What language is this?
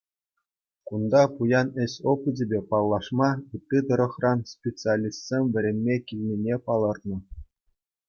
Chuvash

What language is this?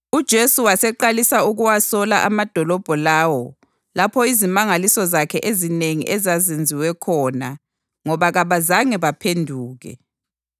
North Ndebele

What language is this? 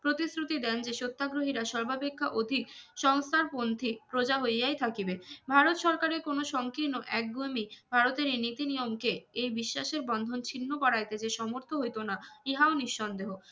Bangla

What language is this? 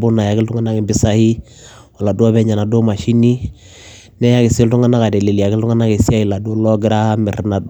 Masai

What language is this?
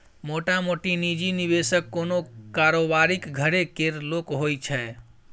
Maithili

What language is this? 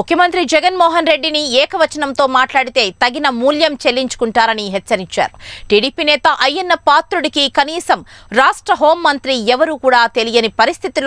Hindi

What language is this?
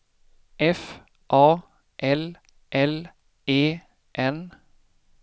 Swedish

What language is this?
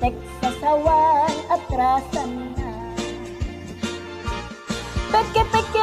Indonesian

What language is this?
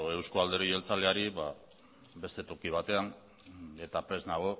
Basque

